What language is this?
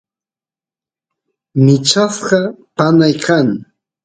Santiago del Estero Quichua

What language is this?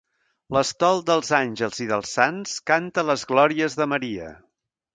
Catalan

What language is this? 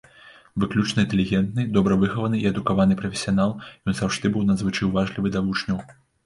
Belarusian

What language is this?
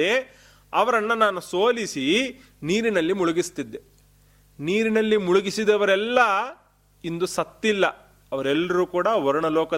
Kannada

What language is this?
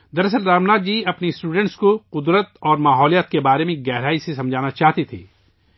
Urdu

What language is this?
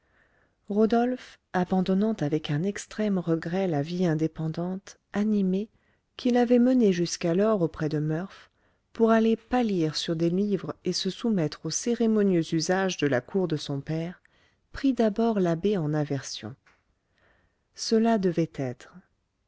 French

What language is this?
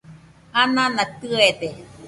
Nüpode Huitoto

